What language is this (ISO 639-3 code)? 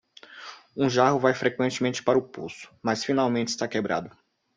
por